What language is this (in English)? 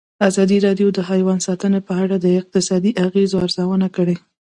Pashto